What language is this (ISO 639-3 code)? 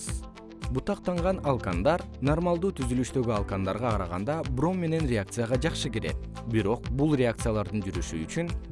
kir